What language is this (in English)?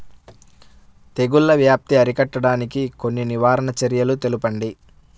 Telugu